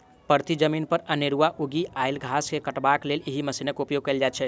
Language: Maithili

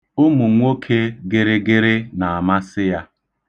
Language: Igbo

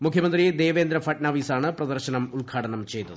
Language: Malayalam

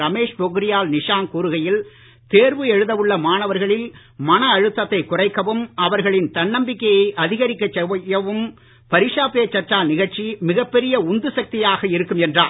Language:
Tamil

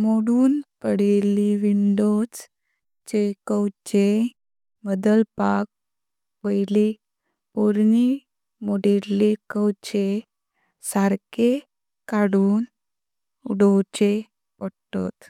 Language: Konkani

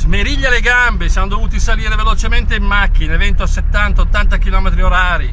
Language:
Italian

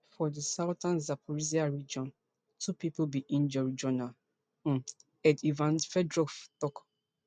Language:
Nigerian Pidgin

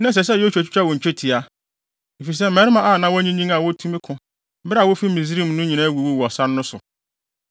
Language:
Akan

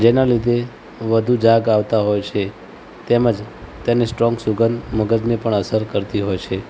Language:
Gujarati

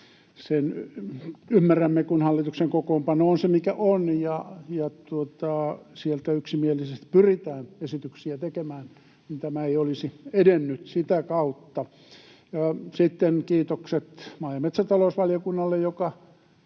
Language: Finnish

